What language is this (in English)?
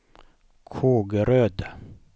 Swedish